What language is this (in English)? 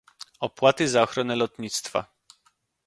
Polish